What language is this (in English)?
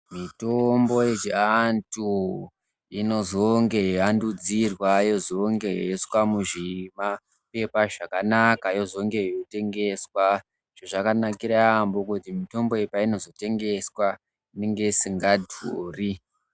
Ndau